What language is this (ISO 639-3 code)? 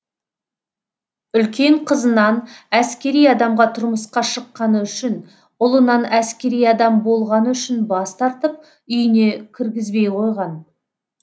kaz